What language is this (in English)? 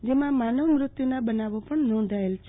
Gujarati